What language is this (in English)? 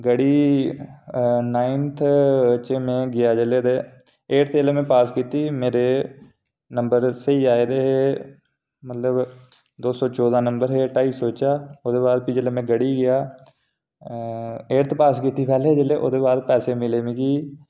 Dogri